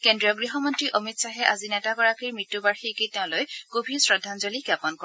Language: Assamese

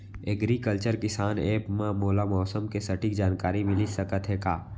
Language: Chhattisgarhi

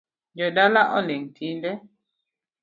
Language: Luo (Kenya and Tanzania)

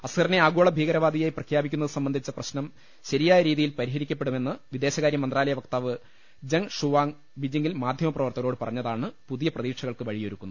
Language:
Malayalam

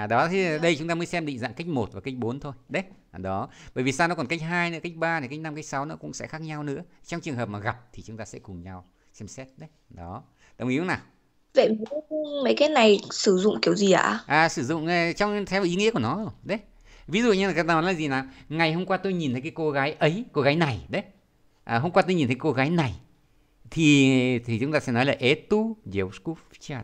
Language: Vietnamese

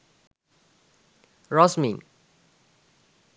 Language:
Sinhala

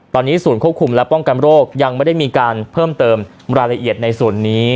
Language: Thai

